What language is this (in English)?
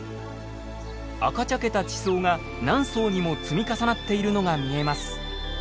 Japanese